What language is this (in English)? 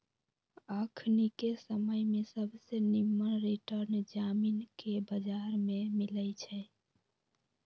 Magahi